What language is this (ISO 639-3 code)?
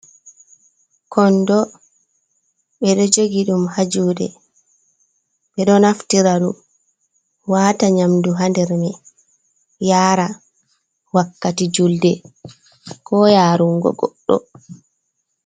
ful